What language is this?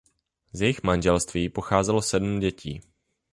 Czech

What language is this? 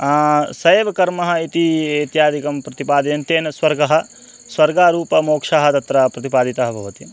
Sanskrit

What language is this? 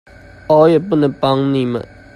Chinese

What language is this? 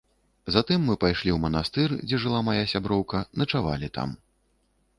Belarusian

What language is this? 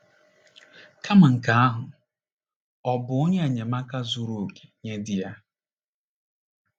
Igbo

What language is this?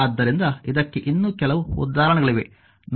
Kannada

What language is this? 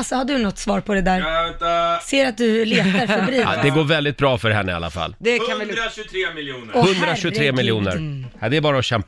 Swedish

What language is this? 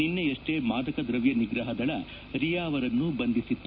Kannada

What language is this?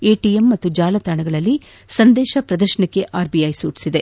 Kannada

